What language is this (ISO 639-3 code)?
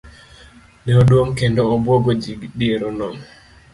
luo